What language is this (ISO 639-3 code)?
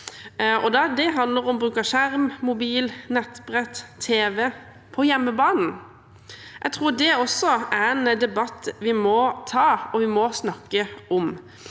nor